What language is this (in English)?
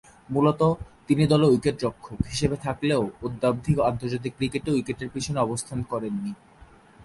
Bangla